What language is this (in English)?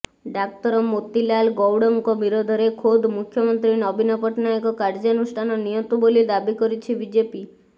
Odia